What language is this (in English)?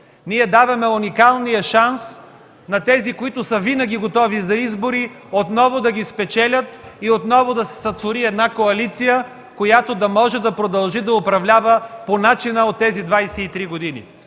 Bulgarian